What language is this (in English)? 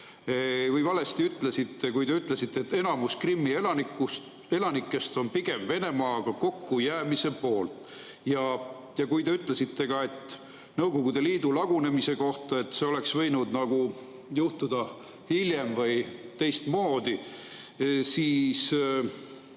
Estonian